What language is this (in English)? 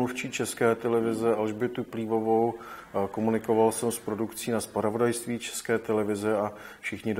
Czech